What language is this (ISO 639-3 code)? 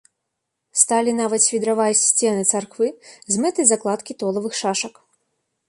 bel